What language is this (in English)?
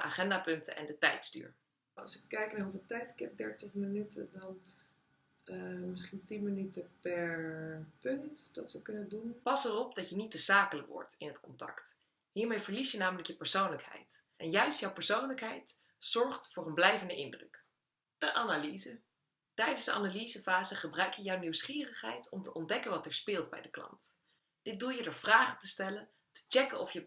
Dutch